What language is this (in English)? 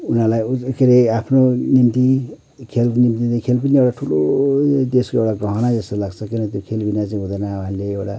Nepali